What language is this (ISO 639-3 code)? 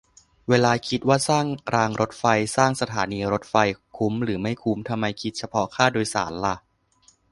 tha